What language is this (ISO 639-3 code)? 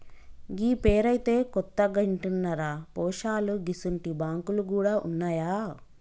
tel